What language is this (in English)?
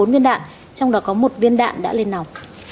Vietnamese